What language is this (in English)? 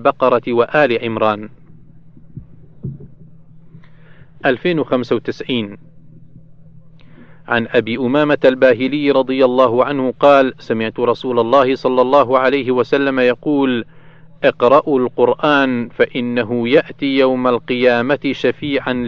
Arabic